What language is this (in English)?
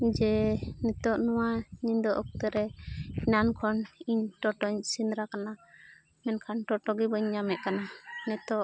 Santali